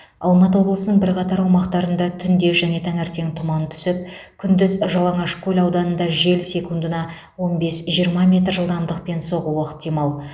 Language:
Kazakh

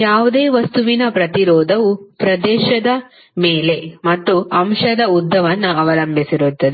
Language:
Kannada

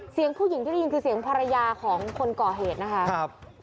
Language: Thai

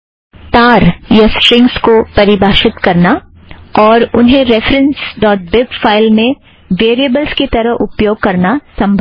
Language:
Hindi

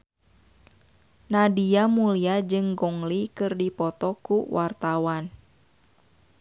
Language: Sundanese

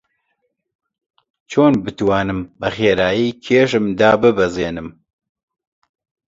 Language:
Central Kurdish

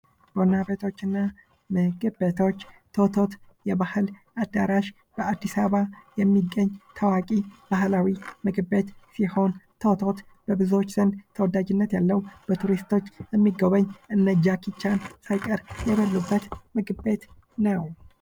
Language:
Amharic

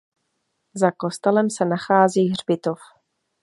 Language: Czech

